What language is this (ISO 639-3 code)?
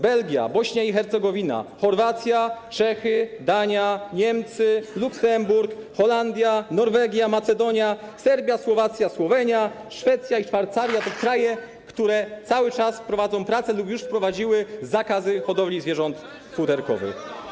pol